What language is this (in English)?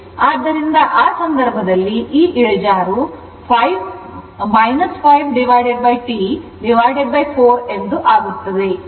Kannada